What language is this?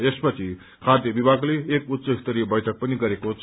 Nepali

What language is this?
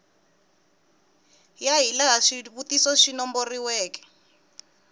Tsonga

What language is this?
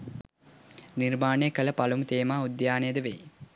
Sinhala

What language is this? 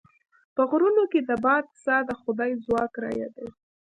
Pashto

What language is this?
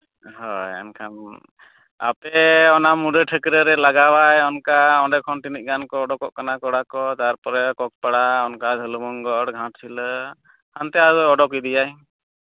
Santali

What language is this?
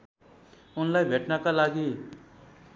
Nepali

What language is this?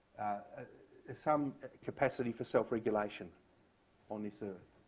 English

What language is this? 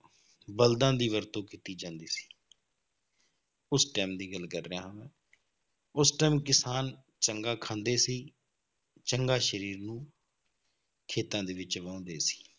Punjabi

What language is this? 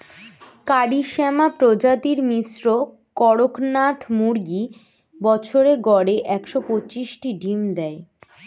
Bangla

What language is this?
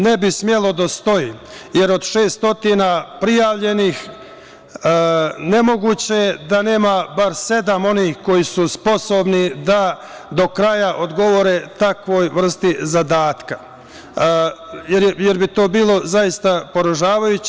Serbian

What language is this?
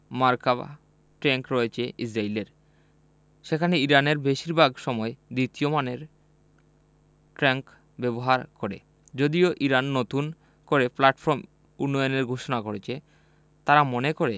Bangla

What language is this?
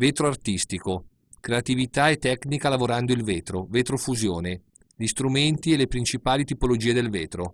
Italian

